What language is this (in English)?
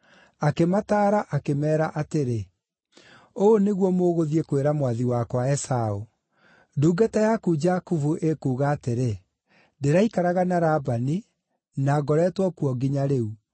Kikuyu